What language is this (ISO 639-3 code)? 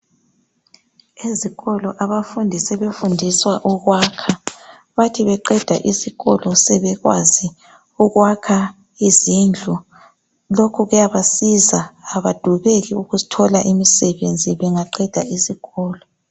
nde